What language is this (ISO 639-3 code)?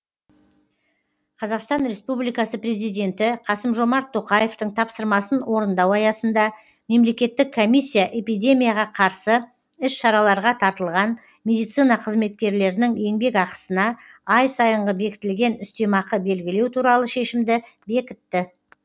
kaz